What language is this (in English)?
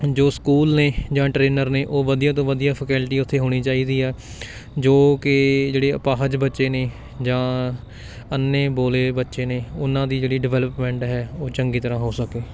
Punjabi